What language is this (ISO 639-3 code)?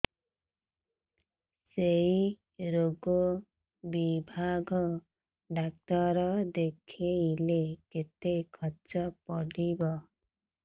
ori